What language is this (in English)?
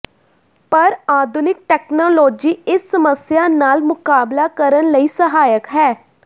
Punjabi